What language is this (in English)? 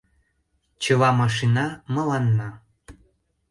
Mari